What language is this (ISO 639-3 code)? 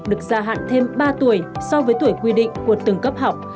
vie